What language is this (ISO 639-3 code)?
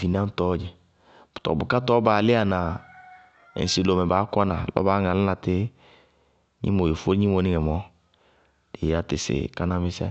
bqg